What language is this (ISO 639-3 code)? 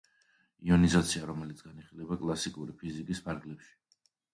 kat